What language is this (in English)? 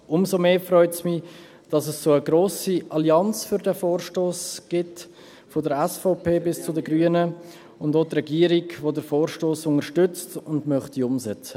Swiss German